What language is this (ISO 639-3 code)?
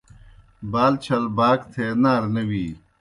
plk